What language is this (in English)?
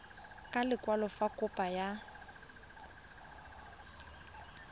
Tswana